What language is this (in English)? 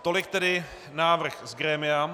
Czech